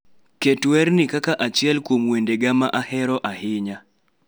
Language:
Luo (Kenya and Tanzania)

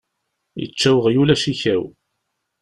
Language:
Kabyle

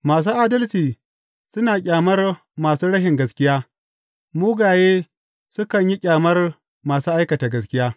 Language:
Hausa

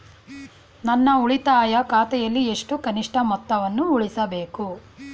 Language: Kannada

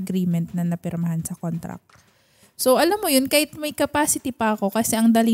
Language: Filipino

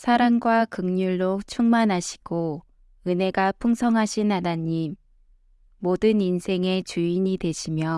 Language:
Korean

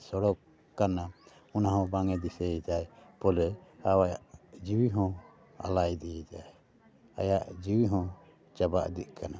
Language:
Santali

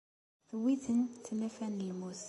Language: Kabyle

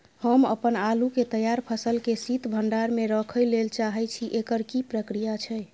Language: Maithili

